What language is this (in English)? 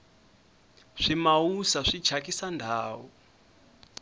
Tsonga